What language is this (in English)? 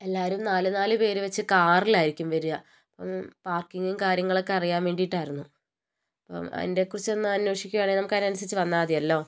Malayalam